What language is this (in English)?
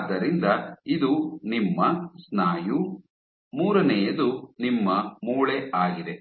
Kannada